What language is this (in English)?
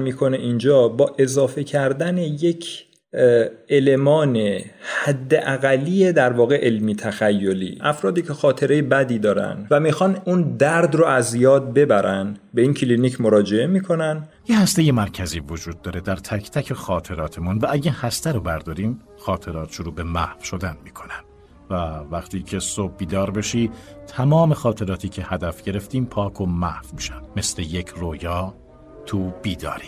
Persian